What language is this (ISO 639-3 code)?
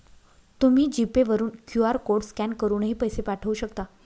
mar